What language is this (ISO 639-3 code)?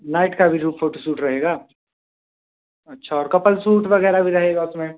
hin